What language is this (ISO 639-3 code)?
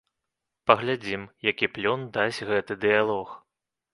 bel